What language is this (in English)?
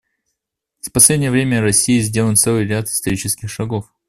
Russian